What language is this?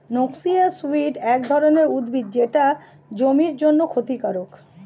Bangla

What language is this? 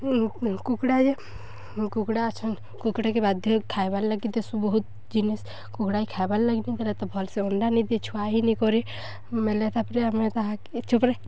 Odia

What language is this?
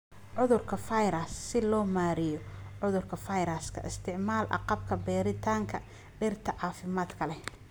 Somali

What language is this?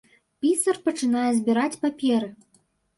Belarusian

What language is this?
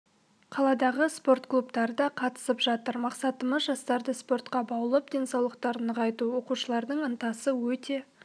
Kazakh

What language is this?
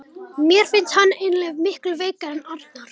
Icelandic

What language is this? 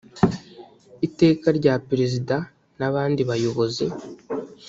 Kinyarwanda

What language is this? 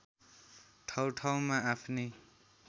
Nepali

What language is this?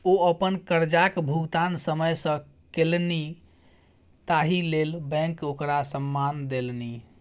Maithili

